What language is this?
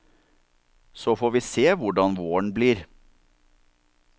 Norwegian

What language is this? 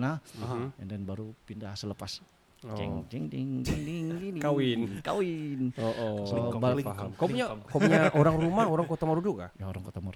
Malay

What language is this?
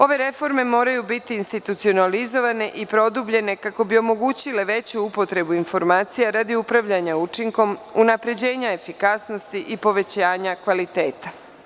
Serbian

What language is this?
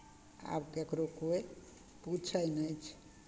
Maithili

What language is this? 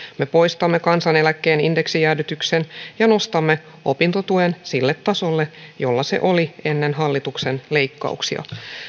Finnish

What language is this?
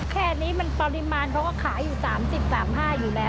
Thai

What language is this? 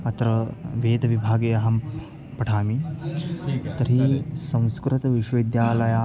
Sanskrit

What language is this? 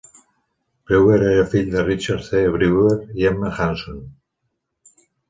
Catalan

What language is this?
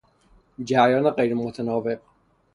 Persian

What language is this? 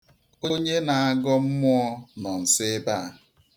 Igbo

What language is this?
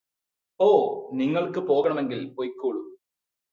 Malayalam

